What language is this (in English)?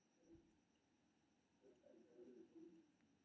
Maithili